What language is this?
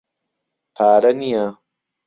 Central Kurdish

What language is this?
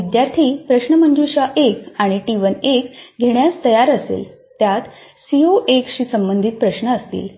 Marathi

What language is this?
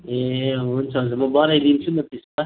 Nepali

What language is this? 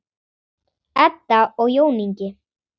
Icelandic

